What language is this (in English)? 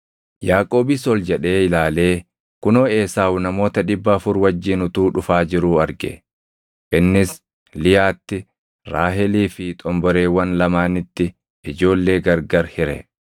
Oromo